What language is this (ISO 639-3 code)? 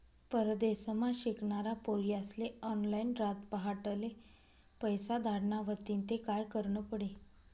mar